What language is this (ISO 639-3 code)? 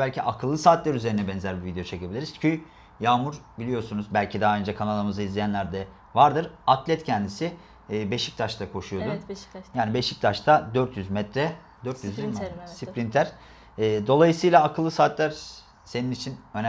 tur